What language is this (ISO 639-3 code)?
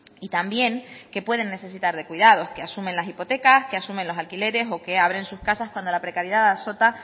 spa